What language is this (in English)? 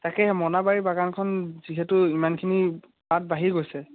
Assamese